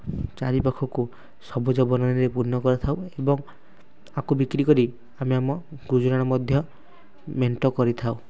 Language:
Odia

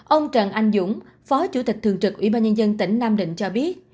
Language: Vietnamese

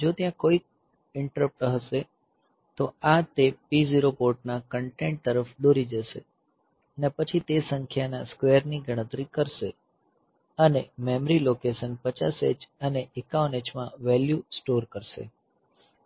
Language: Gujarati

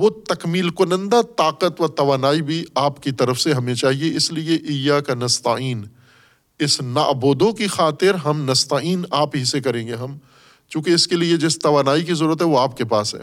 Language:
Urdu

